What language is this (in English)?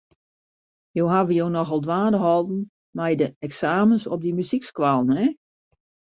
Western Frisian